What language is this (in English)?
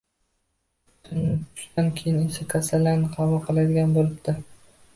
Uzbek